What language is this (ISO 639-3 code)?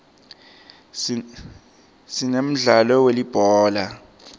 ssw